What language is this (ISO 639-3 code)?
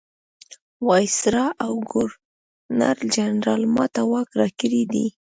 pus